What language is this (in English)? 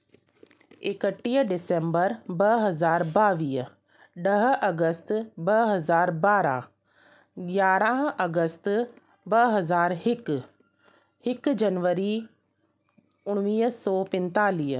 Sindhi